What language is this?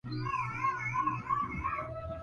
Swahili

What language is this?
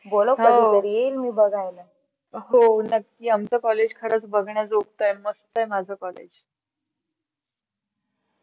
Marathi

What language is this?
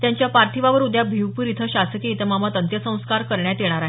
Marathi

